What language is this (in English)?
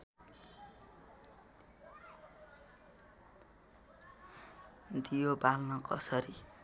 Nepali